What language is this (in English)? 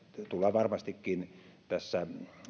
Finnish